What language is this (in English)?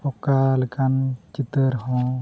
Santali